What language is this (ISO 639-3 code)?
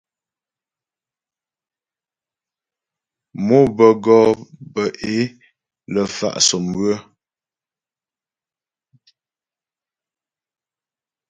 bbj